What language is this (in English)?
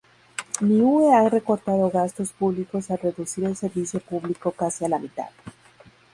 Spanish